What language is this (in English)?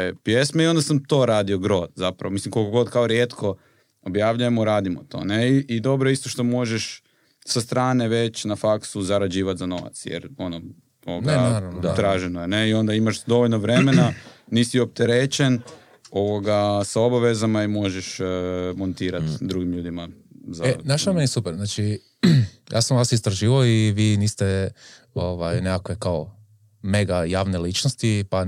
Croatian